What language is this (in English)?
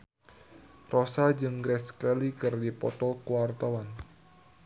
Sundanese